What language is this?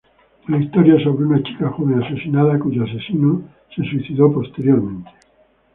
Spanish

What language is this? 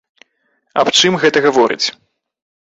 Belarusian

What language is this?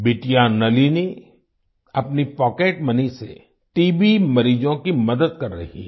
Hindi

